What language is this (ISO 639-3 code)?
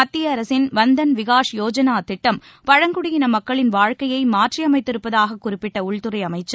tam